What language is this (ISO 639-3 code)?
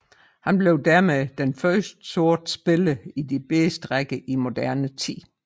dan